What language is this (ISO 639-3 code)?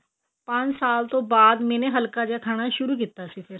pan